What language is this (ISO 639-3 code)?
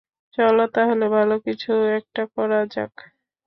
ben